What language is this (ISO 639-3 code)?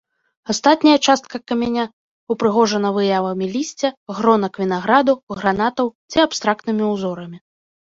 bel